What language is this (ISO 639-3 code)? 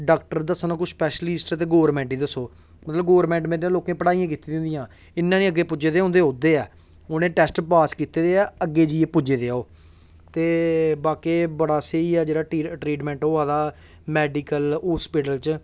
doi